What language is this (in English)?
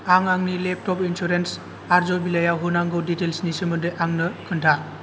Bodo